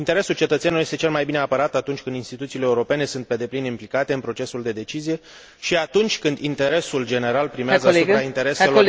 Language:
Romanian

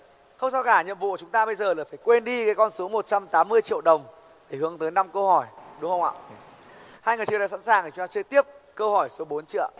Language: Vietnamese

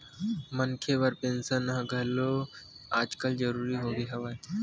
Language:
Chhattisgarhi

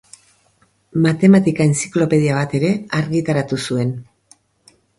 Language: Basque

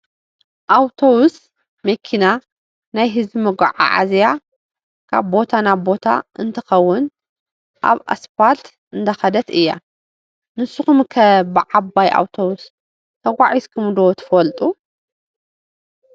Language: Tigrinya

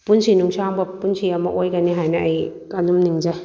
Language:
Manipuri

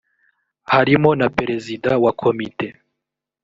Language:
Kinyarwanda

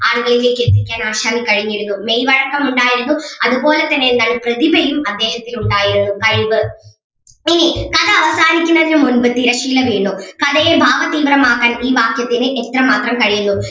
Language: Malayalam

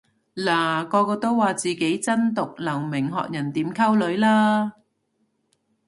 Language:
Cantonese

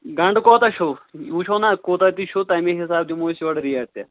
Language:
Kashmiri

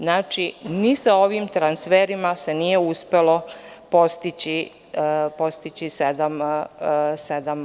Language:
Serbian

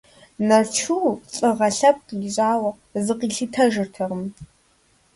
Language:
Kabardian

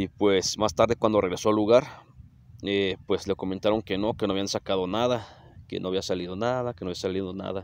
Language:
Spanish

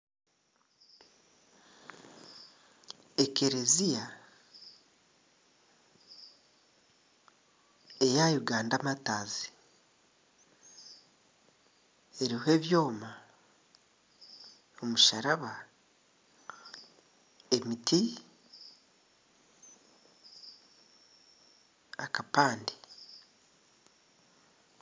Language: Nyankole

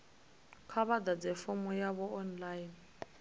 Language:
Venda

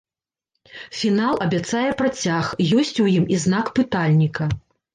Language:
Belarusian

